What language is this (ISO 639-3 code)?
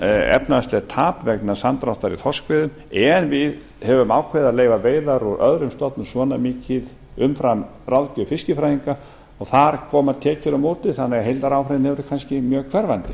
isl